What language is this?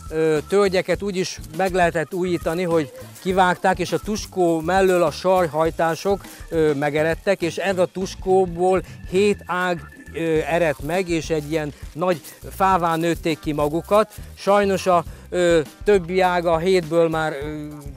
Hungarian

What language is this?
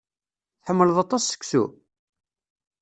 Kabyle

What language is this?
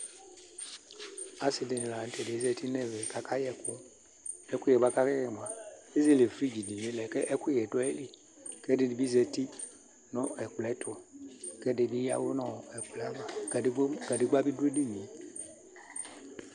Ikposo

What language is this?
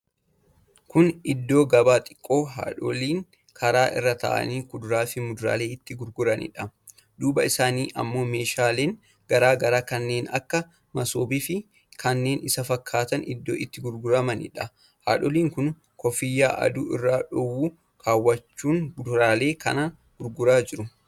Oromo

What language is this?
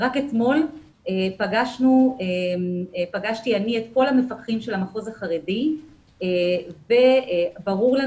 Hebrew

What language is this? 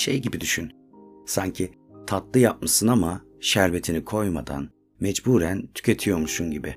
Turkish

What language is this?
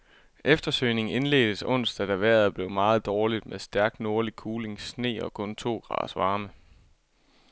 Danish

